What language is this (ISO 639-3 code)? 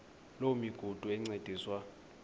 xho